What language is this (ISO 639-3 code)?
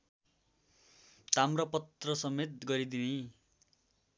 nep